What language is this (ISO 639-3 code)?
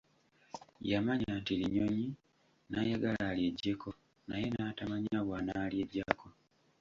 lug